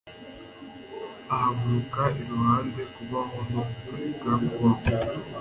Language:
Kinyarwanda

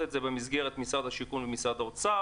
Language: Hebrew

